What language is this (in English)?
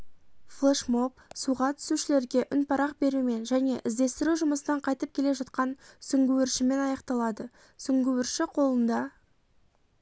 Kazakh